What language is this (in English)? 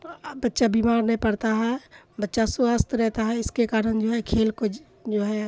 Urdu